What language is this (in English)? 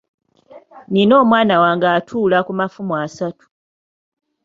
Ganda